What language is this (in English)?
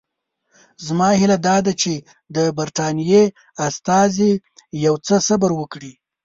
Pashto